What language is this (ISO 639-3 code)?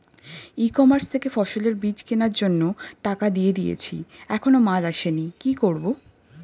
ben